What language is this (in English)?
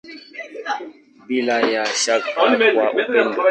Swahili